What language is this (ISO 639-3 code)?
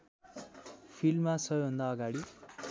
nep